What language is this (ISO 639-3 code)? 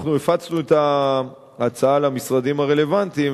heb